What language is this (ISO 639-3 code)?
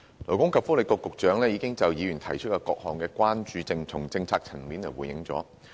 yue